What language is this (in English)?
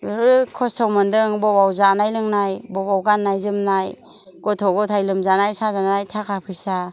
Bodo